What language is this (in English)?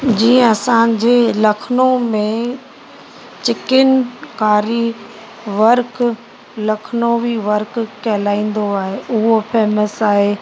Sindhi